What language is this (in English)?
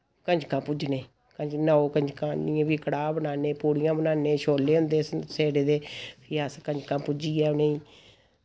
Dogri